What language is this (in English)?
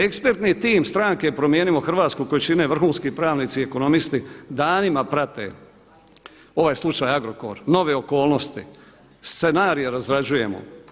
Croatian